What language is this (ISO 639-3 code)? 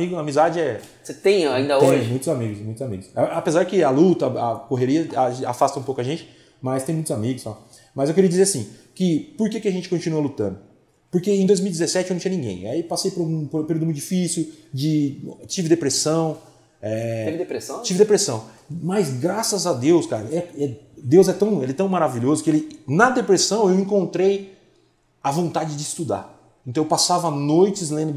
por